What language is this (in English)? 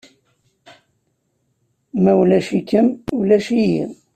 Kabyle